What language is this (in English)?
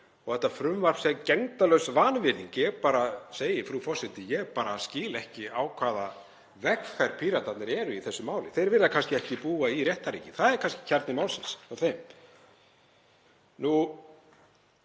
Icelandic